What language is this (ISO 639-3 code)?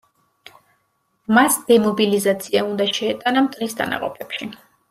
kat